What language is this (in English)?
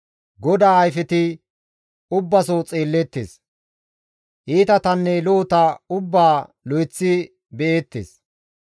Gamo